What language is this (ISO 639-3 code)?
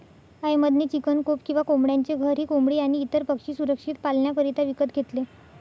mar